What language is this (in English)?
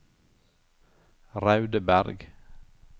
Norwegian